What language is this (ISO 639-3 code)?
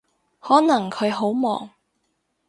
yue